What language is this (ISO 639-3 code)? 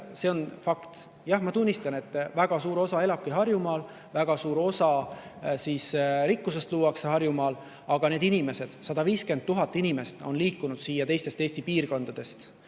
est